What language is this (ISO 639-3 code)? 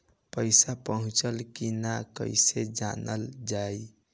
bho